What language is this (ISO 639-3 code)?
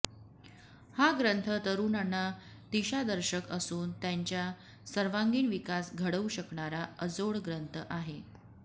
mar